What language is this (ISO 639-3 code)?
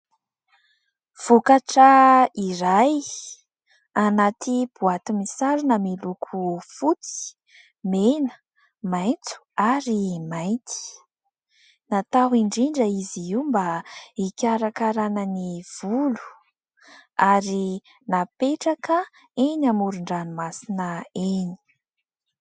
mlg